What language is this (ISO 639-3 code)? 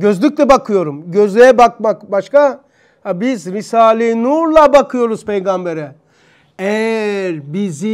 tur